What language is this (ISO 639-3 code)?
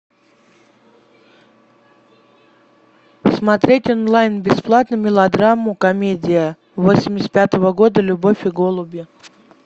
rus